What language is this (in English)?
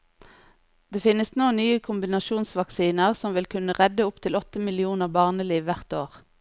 Norwegian